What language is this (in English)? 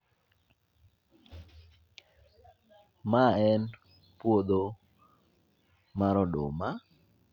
Luo (Kenya and Tanzania)